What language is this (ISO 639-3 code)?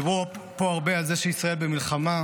heb